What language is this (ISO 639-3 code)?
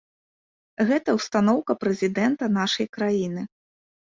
bel